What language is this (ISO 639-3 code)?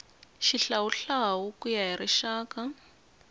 tso